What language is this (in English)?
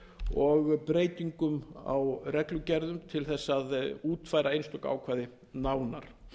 Icelandic